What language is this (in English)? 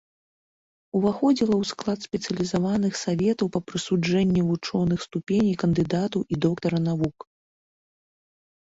Belarusian